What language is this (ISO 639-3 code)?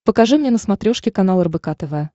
rus